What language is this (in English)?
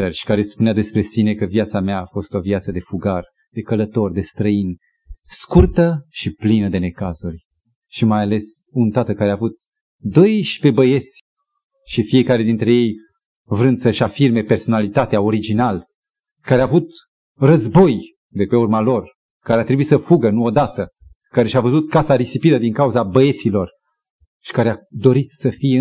Romanian